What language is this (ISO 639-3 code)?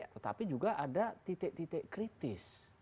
ind